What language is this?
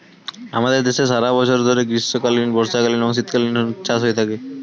Bangla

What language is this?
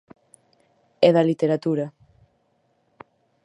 Galician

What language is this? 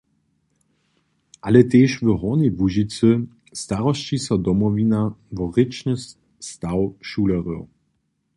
Upper Sorbian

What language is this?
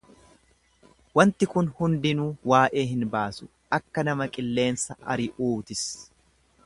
Oromo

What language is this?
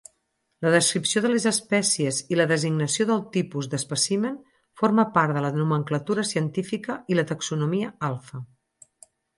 Catalan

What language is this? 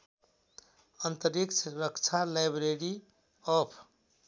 Nepali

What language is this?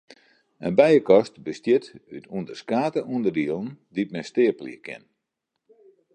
Western Frisian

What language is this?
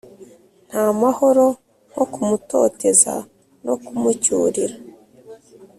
Kinyarwanda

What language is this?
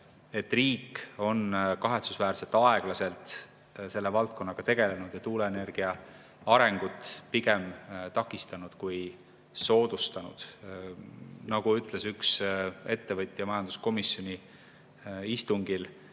Estonian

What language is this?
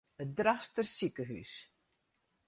Western Frisian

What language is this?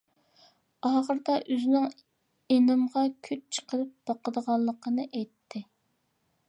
Uyghur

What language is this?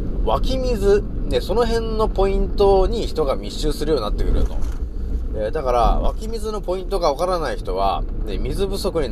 Japanese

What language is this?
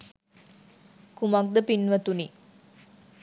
Sinhala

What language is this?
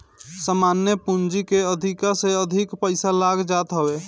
Bhojpuri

